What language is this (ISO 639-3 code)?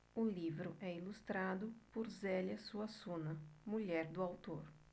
por